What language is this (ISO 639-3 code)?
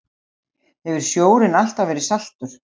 isl